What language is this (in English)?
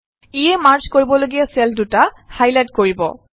Assamese